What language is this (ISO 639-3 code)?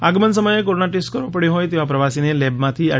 guj